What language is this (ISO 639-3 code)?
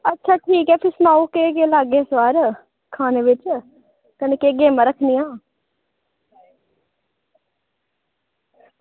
doi